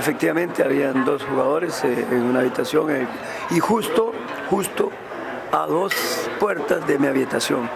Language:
Spanish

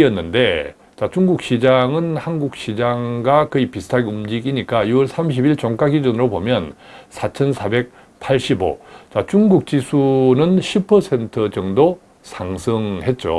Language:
Korean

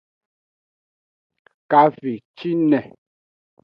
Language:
Aja (Benin)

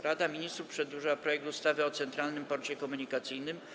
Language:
Polish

